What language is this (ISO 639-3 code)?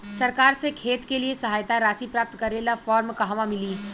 bho